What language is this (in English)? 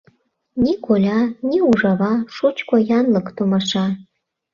Mari